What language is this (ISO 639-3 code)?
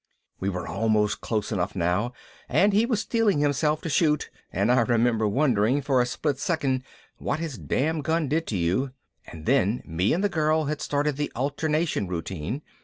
eng